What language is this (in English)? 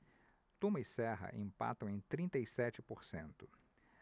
Portuguese